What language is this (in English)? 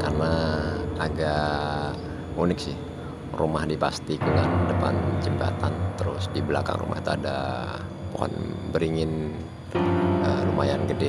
Indonesian